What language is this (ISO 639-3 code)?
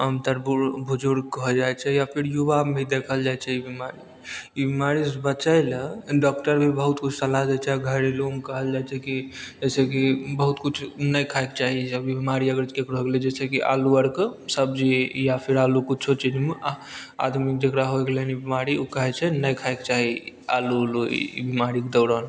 mai